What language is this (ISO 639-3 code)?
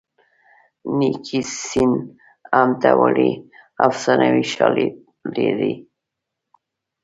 pus